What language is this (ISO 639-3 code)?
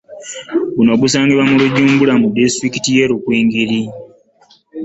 lug